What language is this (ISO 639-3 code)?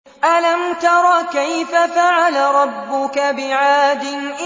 ara